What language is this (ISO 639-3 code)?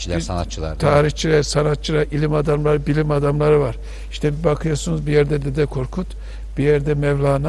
tur